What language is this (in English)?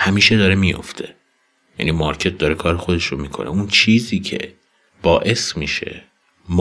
Persian